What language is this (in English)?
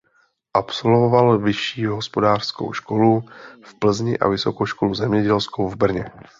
Czech